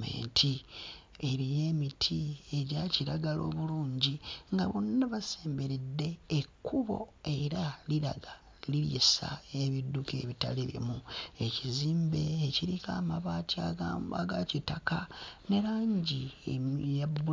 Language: Ganda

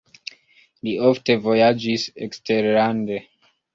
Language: Esperanto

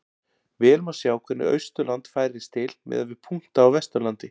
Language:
Icelandic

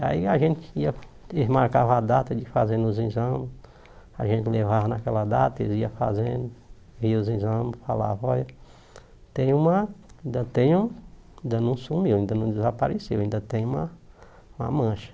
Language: Portuguese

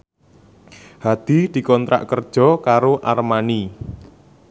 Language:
Javanese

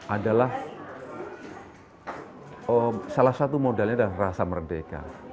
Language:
Indonesian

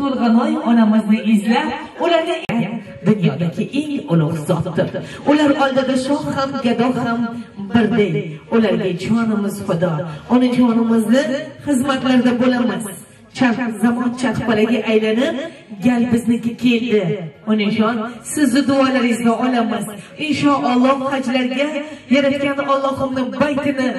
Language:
Turkish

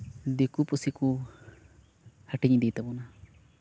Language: Santali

